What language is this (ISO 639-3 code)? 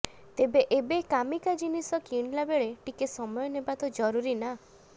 ori